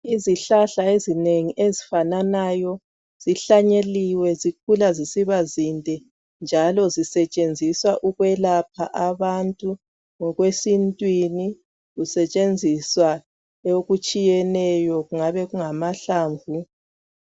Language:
North Ndebele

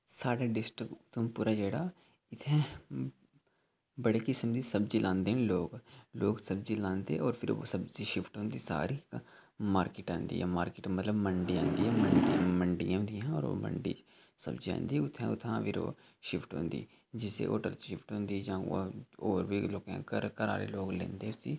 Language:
Dogri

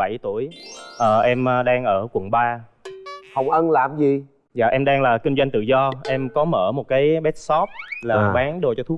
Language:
Vietnamese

